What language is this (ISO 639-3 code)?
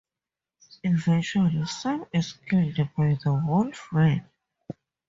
eng